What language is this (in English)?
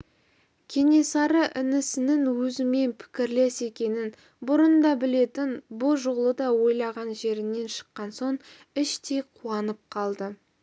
Kazakh